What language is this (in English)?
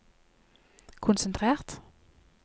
Norwegian